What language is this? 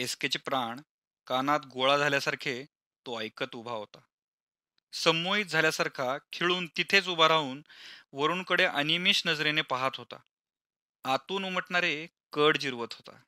Marathi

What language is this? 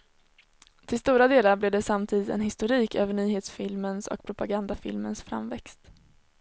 Swedish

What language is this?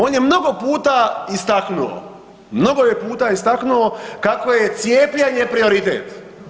Croatian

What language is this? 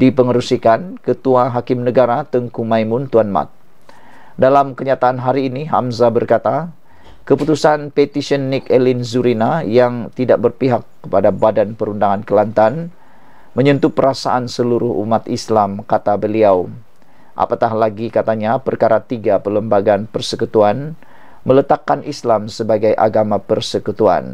Malay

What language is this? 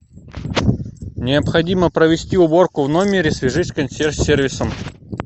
Russian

